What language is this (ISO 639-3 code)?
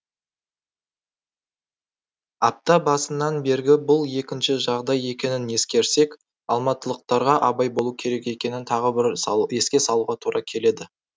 kaz